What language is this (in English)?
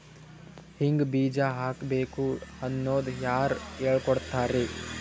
Kannada